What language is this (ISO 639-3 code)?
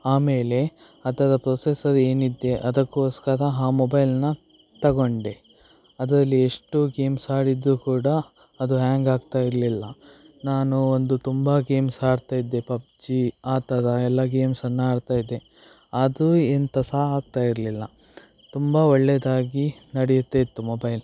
kan